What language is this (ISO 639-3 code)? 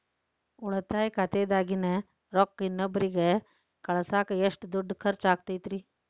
kan